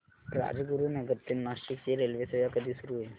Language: Marathi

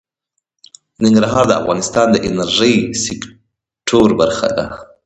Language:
Pashto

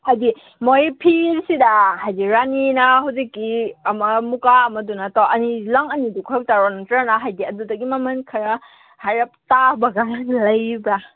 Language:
Manipuri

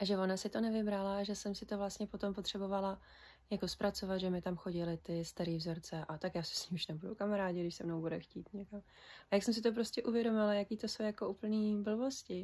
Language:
Czech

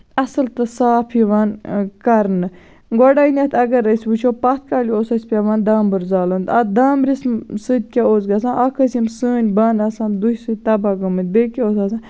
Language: Kashmiri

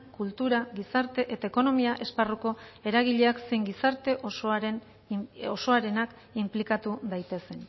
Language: Basque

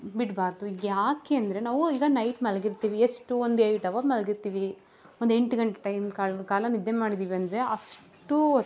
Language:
Kannada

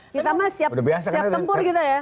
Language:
Indonesian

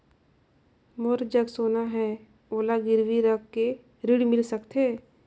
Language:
Chhattisgarhi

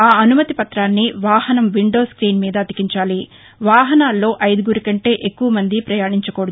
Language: Telugu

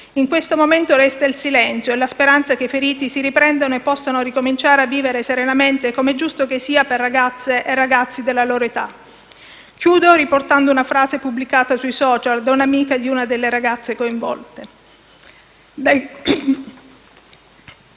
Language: Italian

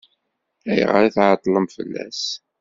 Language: Kabyle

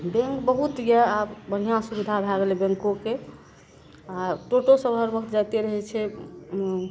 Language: Maithili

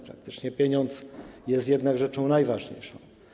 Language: Polish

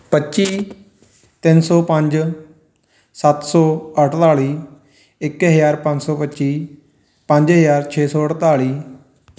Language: Punjabi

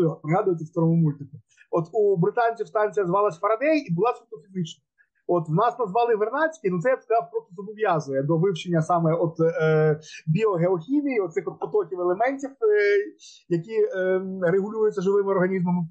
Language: Ukrainian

